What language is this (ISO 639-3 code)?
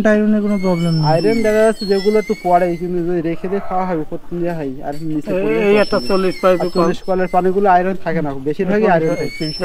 ben